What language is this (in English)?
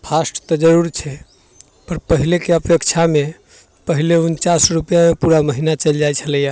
Maithili